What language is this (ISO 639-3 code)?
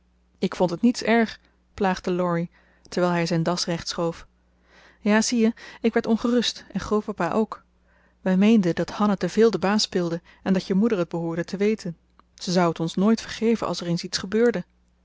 nld